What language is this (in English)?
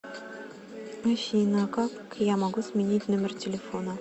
Russian